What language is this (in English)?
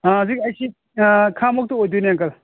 Manipuri